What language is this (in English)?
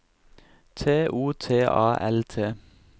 Norwegian